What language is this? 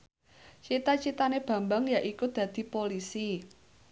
Javanese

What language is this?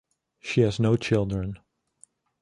English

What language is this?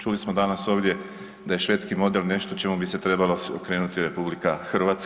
Croatian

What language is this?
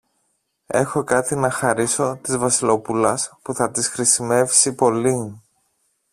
Greek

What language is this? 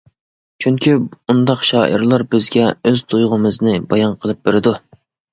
Uyghur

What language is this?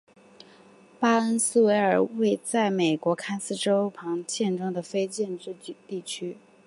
Chinese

